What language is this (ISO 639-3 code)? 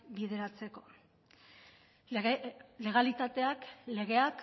eus